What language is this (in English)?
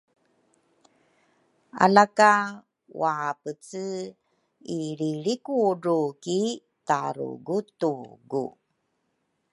Rukai